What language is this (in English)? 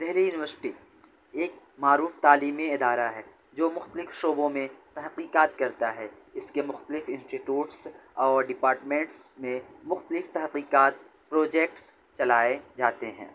Urdu